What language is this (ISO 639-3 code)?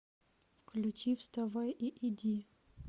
rus